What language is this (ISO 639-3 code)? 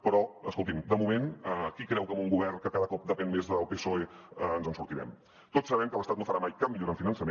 cat